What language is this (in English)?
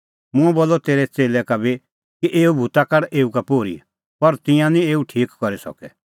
Kullu Pahari